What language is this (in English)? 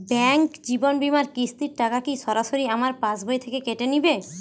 Bangla